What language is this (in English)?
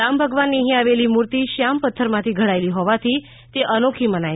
Gujarati